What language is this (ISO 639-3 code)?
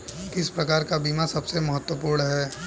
hin